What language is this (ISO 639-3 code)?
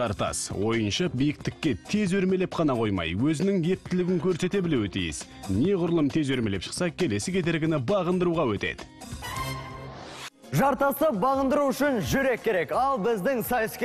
tur